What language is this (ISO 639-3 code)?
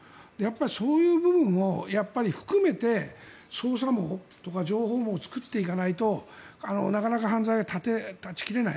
jpn